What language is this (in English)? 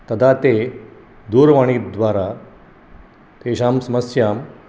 Sanskrit